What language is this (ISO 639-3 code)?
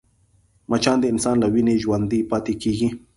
pus